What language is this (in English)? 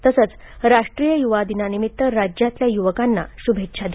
Marathi